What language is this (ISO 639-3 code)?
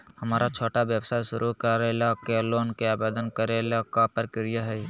mag